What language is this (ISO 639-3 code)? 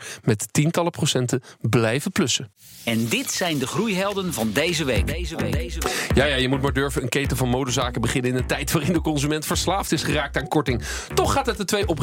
nld